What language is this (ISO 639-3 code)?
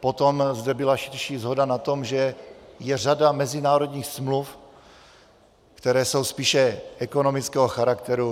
ces